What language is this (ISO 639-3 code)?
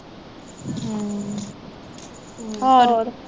pan